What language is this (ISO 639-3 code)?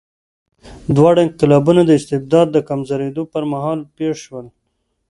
pus